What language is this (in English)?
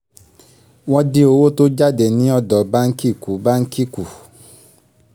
Yoruba